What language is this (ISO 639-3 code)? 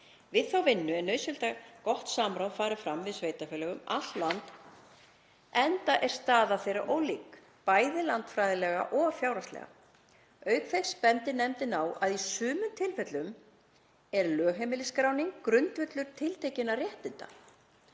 isl